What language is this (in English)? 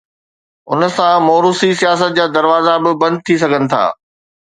Sindhi